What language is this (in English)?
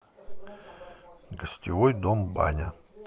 Russian